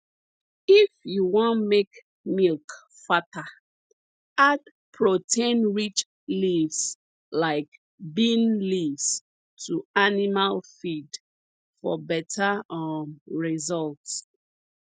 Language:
Nigerian Pidgin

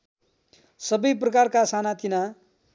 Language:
Nepali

